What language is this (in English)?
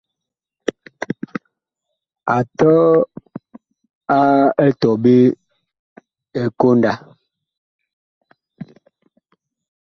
Bakoko